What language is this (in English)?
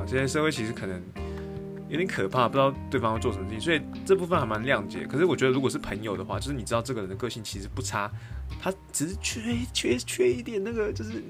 Chinese